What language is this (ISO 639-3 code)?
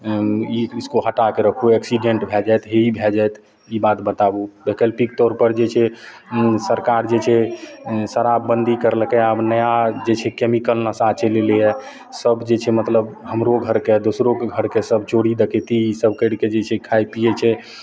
mai